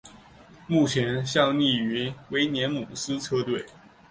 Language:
Chinese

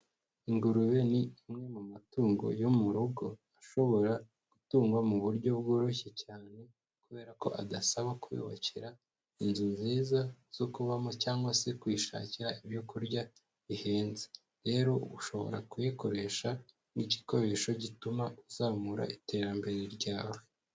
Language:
Kinyarwanda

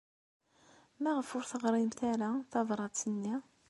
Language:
Kabyle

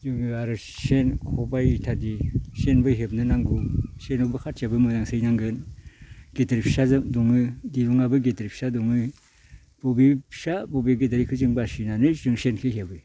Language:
Bodo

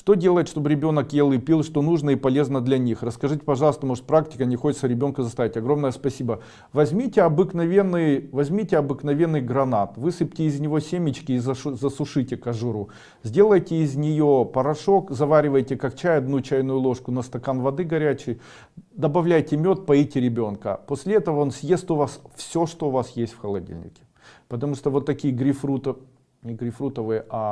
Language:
Russian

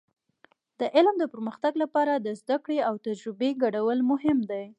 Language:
Pashto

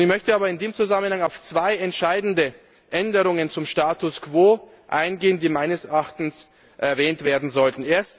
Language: German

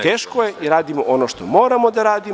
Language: Serbian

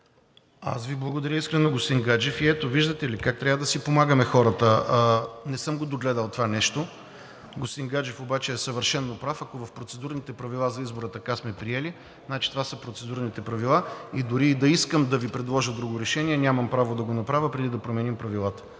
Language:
Bulgarian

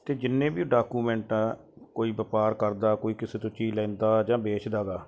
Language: Punjabi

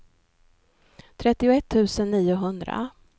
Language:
Swedish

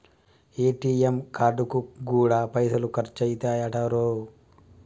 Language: Telugu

